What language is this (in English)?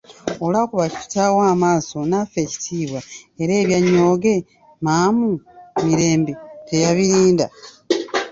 Ganda